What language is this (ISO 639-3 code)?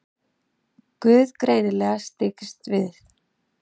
isl